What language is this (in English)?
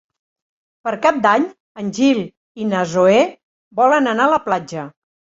Catalan